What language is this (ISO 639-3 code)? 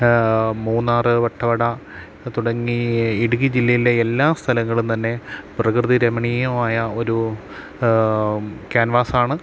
mal